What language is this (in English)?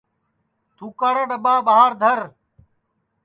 Sansi